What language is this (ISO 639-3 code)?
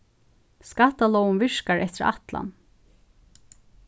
fao